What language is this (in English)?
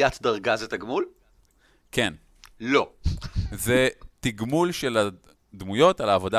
Hebrew